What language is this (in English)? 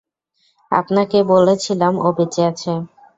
Bangla